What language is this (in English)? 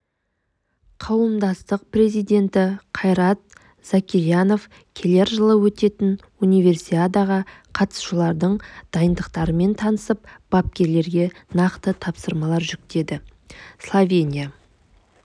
Kazakh